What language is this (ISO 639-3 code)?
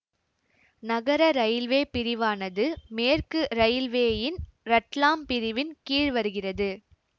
tam